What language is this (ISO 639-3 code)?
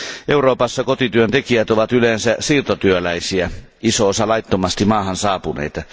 fin